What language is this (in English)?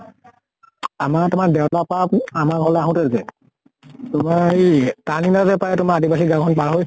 Assamese